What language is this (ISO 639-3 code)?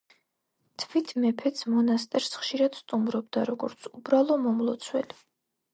kat